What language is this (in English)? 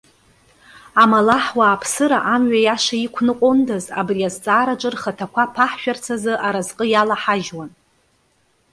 Abkhazian